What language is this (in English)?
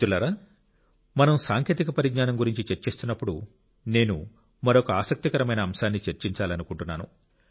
Telugu